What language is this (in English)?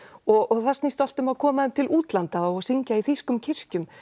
Icelandic